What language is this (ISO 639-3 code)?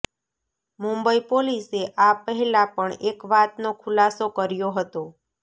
guj